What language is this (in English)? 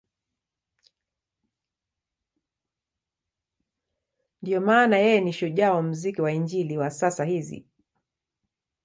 Swahili